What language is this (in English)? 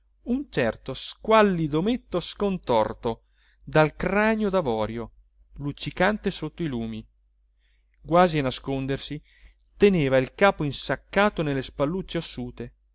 Italian